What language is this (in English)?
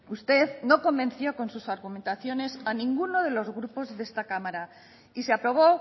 Spanish